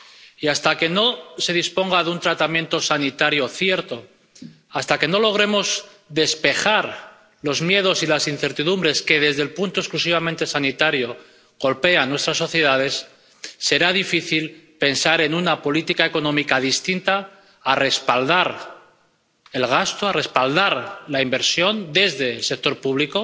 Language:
Spanish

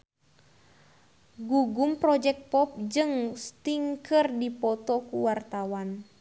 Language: Sundanese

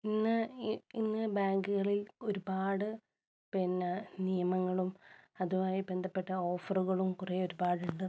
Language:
Malayalam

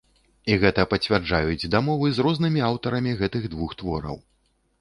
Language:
Belarusian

